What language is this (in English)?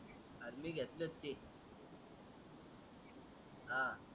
Marathi